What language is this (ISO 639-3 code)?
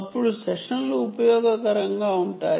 tel